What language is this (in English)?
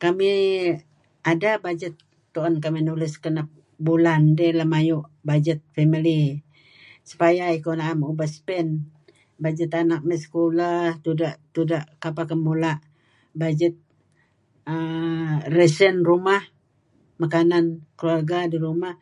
Kelabit